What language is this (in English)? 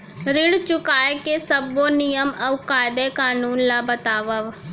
Chhattisgarhi